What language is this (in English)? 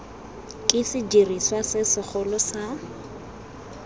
Tswana